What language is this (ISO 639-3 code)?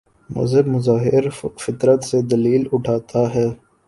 urd